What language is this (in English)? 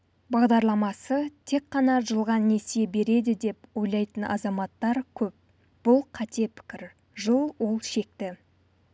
Kazakh